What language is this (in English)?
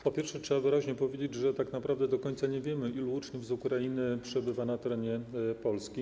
Polish